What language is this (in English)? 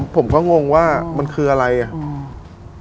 Thai